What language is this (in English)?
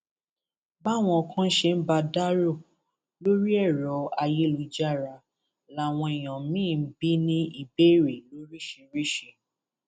Yoruba